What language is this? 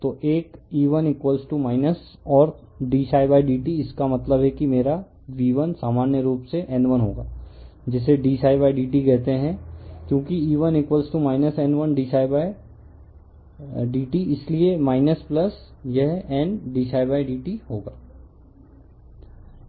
Hindi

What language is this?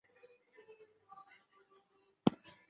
Chinese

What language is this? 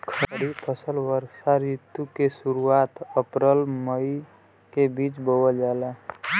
Bhojpuri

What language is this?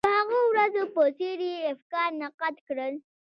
Pashto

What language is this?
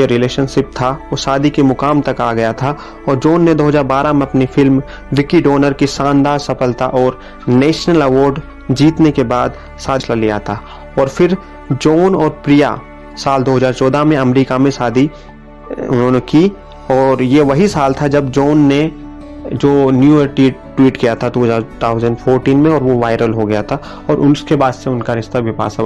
Hindi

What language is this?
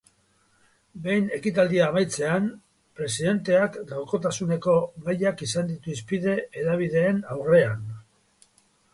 Basque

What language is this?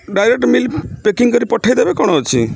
Odia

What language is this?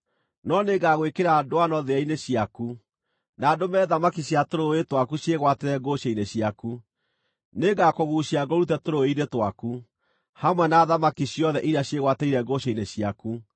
Kikuyu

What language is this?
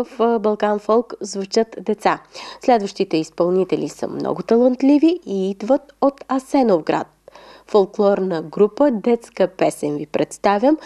Bulgarian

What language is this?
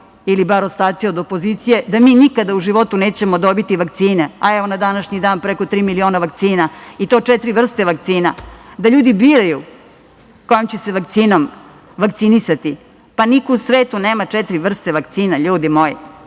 Serbian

